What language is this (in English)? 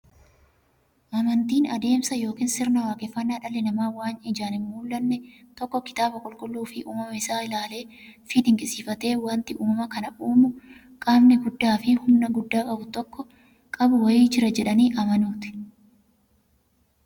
Oromo